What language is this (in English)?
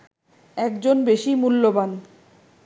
Bangla